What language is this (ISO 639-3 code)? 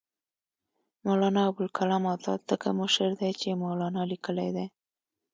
pus